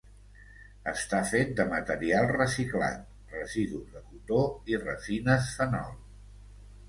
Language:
Catalan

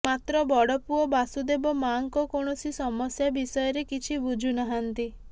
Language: Odia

